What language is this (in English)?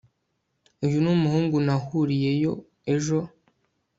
Kinyarwanda